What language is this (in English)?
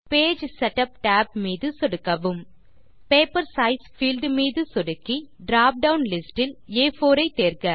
Tamil